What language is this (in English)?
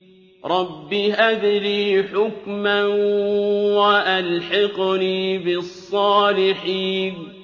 Arabic